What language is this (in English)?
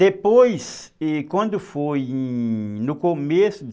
Portuguese